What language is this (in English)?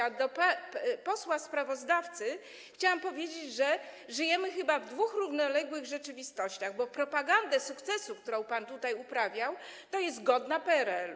Polish